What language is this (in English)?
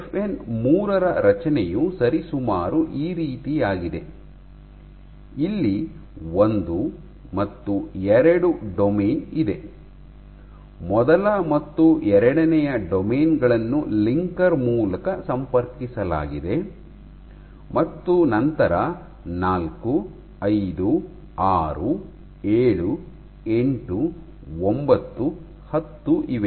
Kannada